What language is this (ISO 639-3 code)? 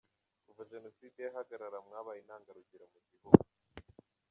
kin